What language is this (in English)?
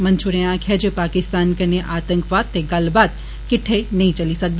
Dogri